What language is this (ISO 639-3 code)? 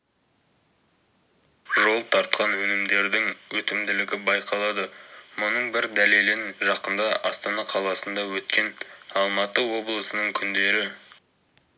kaz